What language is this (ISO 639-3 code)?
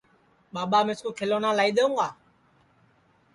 ssi